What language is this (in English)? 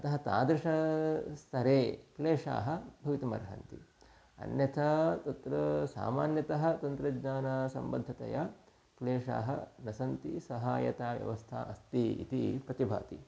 Sanskrit